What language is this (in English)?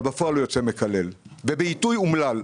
Hebrew